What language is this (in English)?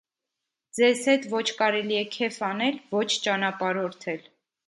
Armenian